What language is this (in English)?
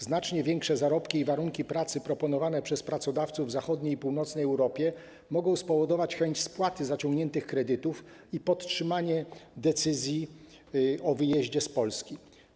Polish